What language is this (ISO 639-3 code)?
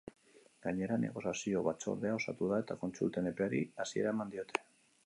eus